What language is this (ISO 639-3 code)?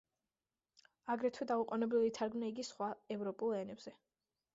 kat